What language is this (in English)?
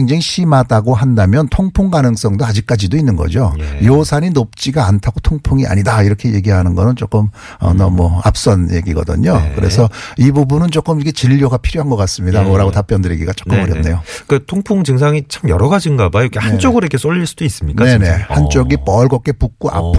Korean